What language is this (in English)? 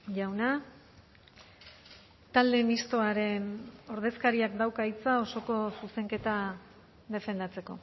Basque